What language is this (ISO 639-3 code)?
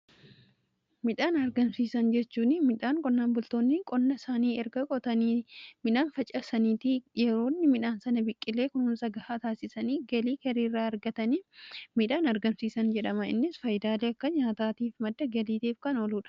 orm